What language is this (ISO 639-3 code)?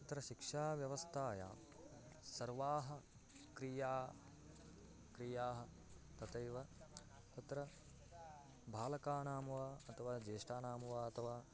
san